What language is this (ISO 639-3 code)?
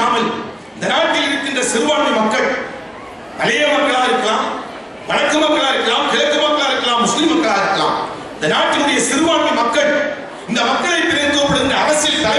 kor